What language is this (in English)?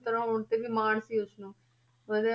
Punjabi